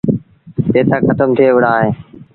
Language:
Sindhi Bhil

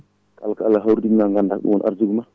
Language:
Fula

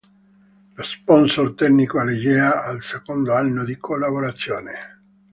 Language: Italian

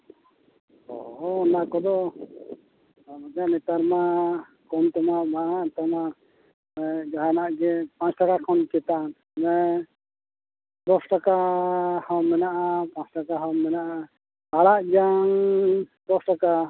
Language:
Santali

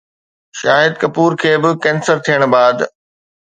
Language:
Sindhi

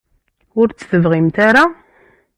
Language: Kabyle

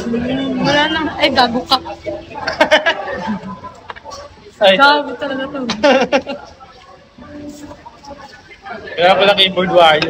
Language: Filipino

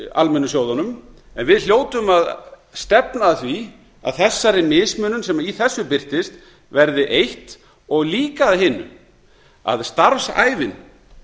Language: Icelandic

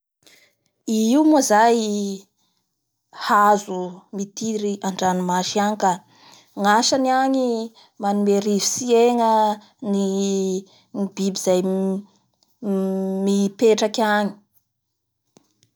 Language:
Bara Malagasy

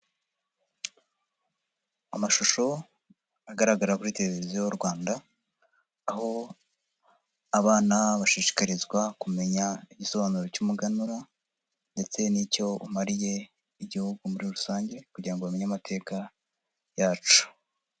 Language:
Kinyarwanda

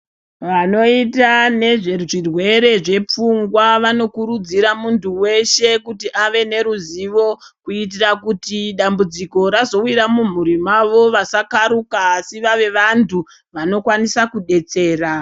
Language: Ndau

